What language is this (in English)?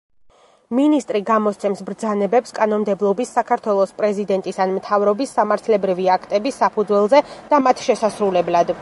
Georgian